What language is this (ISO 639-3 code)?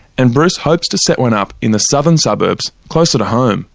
eng